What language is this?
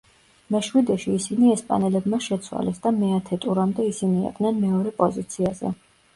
Georgian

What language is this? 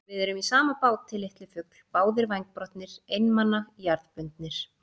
Icelandic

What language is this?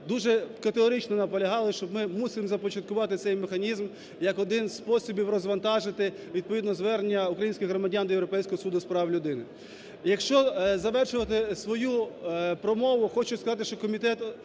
Ukrainian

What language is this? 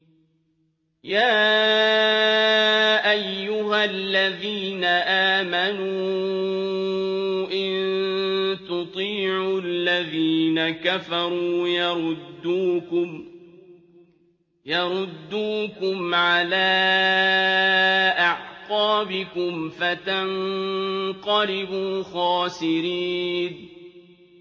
Arabic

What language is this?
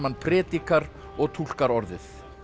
Icelandic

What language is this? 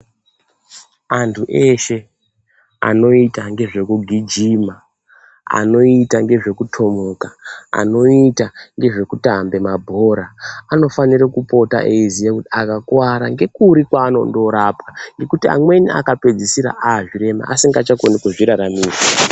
Ndau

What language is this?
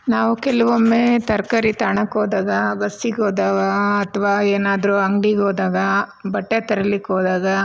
Kannada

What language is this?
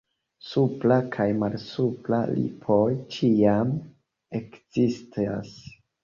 Esperanto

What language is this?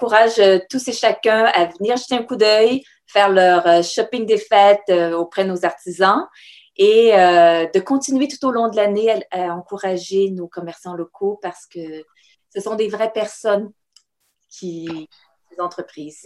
French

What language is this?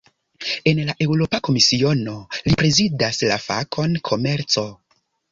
Esperanto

